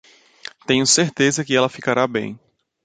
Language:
Portuguese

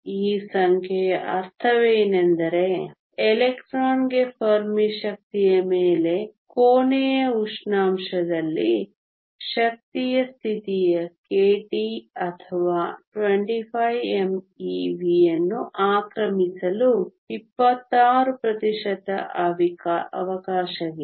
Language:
Kannada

